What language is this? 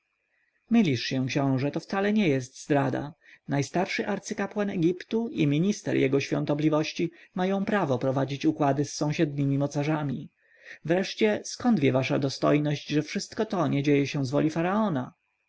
Polish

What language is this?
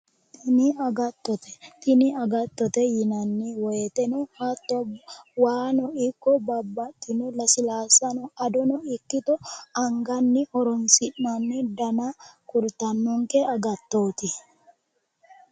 Sidamo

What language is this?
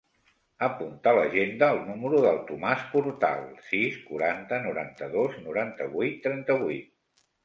Catalan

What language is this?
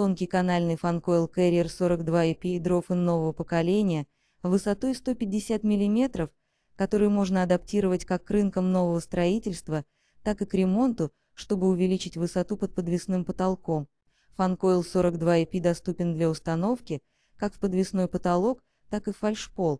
Russian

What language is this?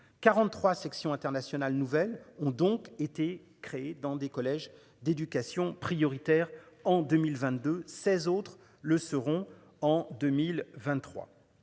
French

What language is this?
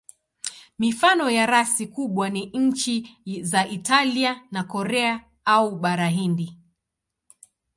Swahili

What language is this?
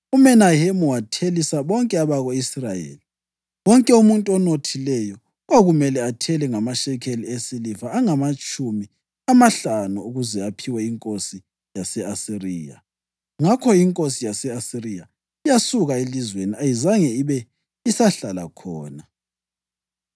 North Ndebele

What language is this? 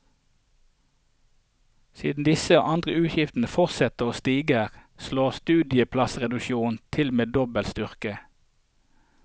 Norwegian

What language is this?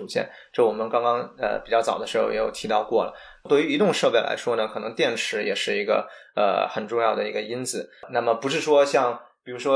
Chinese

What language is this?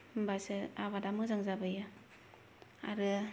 Bodo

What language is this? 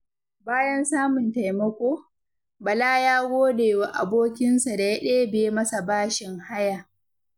Hausa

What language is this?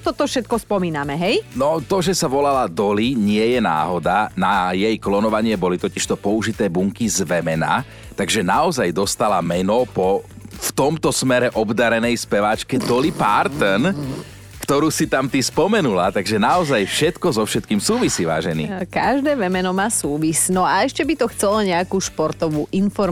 Slovak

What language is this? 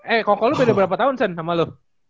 Indonesian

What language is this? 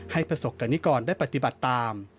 Thai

